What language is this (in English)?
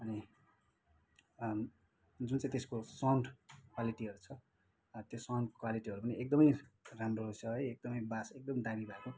Nepali